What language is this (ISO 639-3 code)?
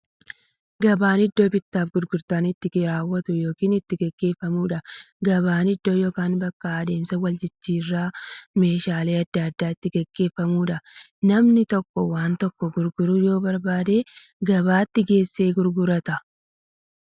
orm